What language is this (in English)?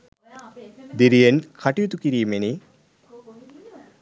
Sinhala